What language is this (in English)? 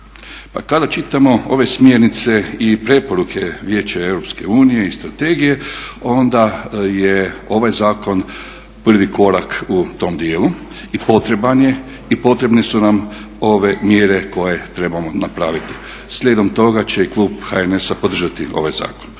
Croatian